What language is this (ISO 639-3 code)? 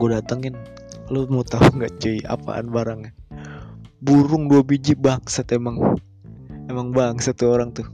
ind